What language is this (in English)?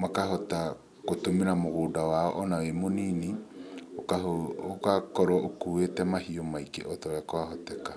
Kikuyu